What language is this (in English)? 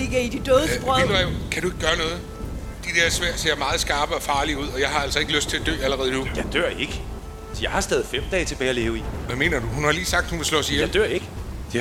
Danish